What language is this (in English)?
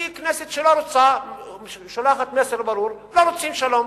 Hebrew